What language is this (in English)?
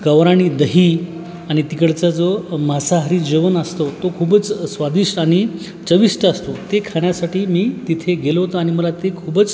Marathi